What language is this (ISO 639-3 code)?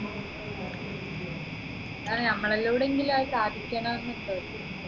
mal